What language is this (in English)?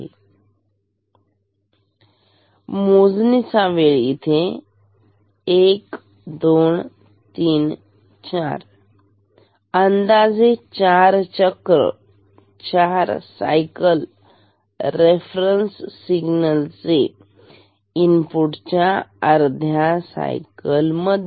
Marathi